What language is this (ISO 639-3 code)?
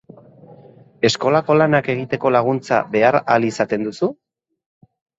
eus